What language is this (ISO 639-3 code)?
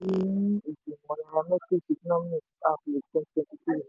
yor